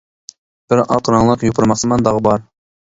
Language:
Uyghur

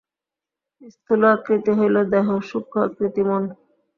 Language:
Bangla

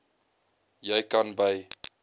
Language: Afrikaans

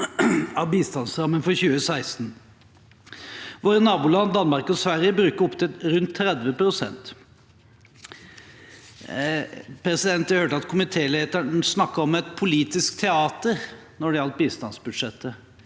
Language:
Norwegian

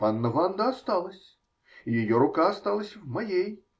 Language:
Russian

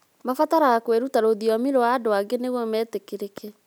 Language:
Kikuyu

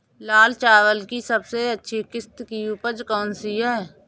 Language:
Hindi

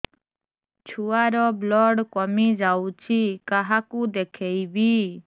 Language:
Odia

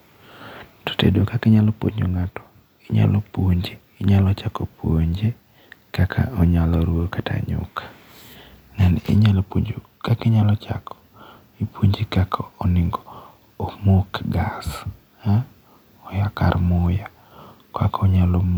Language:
Luo (Kenya and Tanzania)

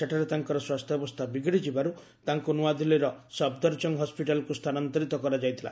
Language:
Odia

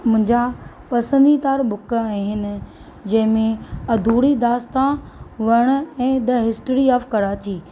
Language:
Sindhi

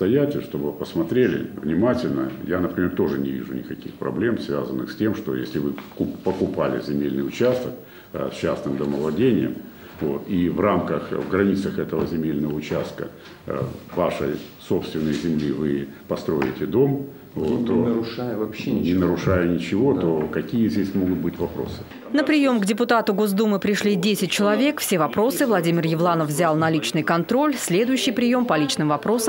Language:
Russian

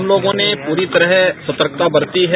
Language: Hindi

